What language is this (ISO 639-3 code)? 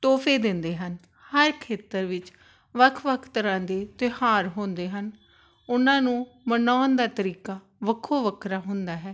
pan